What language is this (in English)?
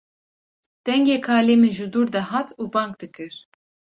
Kurdish